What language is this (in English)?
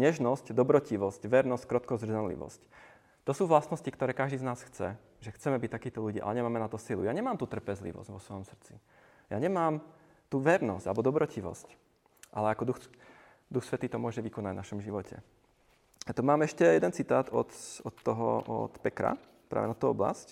Czech